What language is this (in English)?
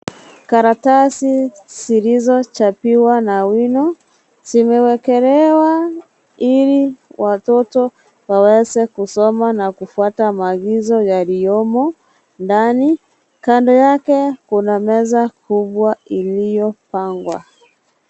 Swahili